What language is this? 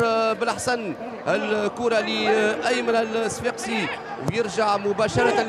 Arabic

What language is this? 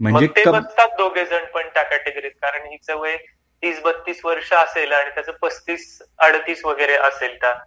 Marathi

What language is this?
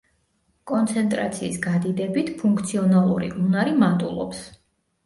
Georgian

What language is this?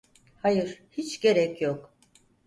Turkish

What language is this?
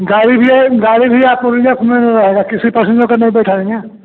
Hindi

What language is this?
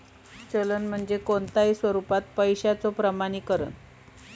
Marathi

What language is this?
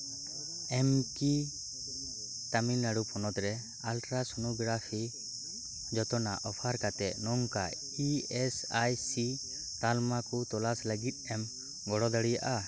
Santali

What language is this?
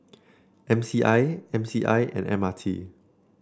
English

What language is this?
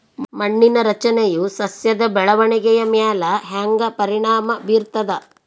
Kannada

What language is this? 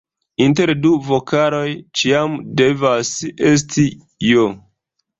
Esperanto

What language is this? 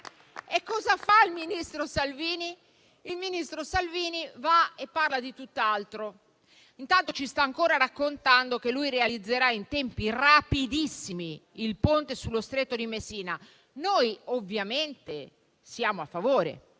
Italian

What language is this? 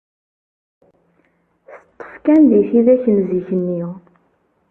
Kabyle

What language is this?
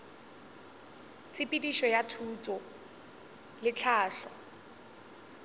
Northern Sotho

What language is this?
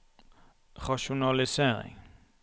Norwegian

